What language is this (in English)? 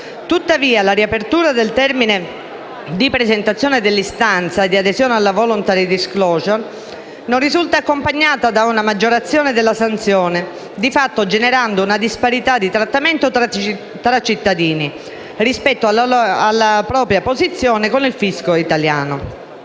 Italian